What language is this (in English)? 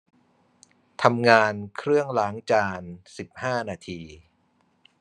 Thai